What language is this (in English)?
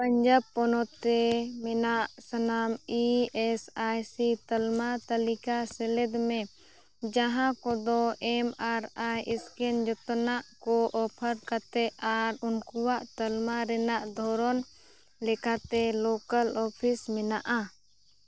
Santali